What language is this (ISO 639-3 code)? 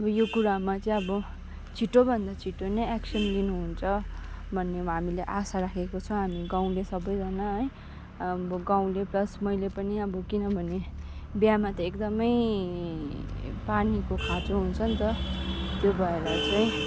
nep